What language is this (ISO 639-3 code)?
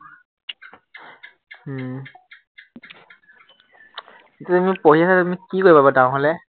asm